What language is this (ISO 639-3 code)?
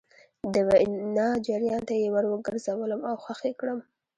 pus